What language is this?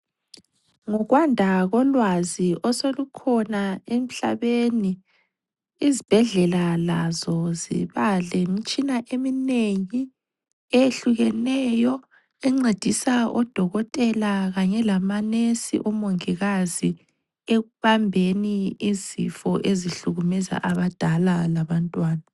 North Ndebele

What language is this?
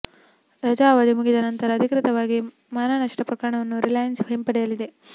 Kannada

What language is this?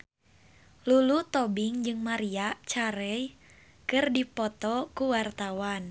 Sundanese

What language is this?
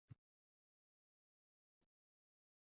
Uzbek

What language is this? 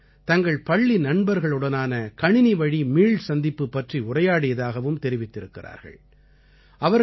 Tamil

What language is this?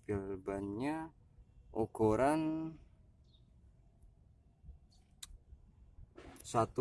Indonesian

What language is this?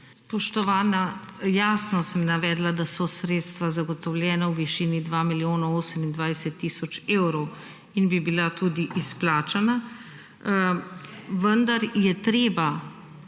Slovenian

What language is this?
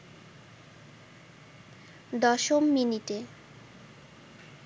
Bangla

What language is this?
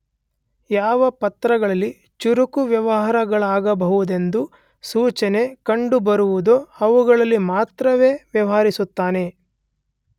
Kannada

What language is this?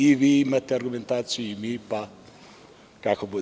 Serbian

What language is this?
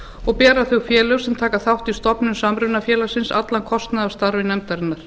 Icelandic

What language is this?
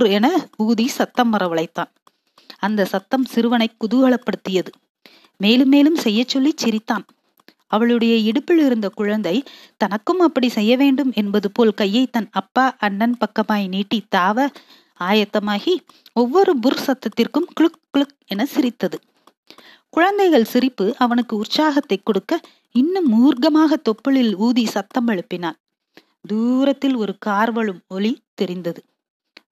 Tamil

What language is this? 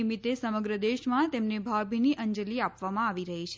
Gujarati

